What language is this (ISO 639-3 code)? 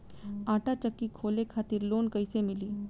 bho